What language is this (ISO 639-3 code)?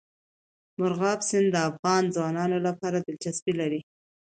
pus